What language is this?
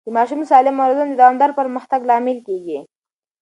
Pashto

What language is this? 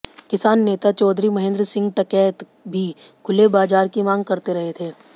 Hindi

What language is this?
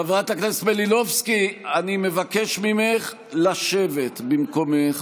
Hebrew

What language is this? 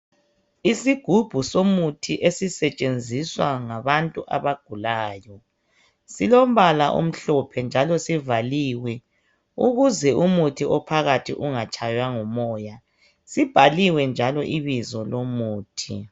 North Ndebele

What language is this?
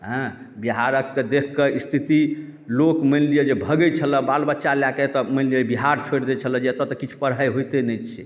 Maithili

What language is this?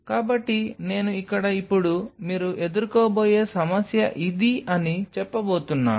Telugu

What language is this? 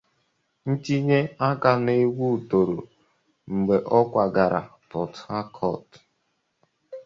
Igbo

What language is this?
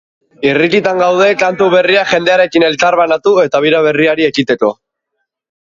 Basque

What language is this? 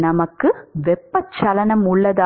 Tamil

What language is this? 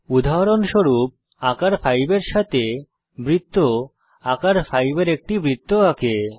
Bangla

